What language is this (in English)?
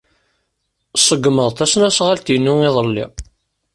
Kabyle